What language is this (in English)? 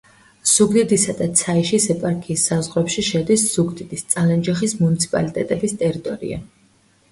Georgian